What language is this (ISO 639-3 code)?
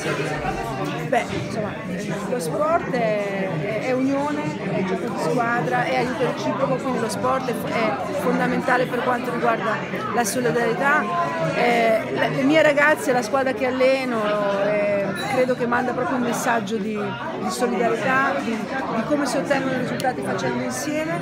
ita